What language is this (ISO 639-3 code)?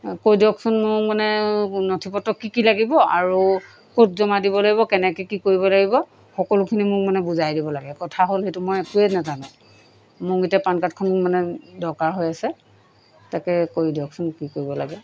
asm